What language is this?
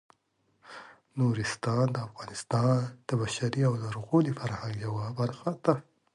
Pashto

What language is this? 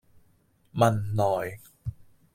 Cantonese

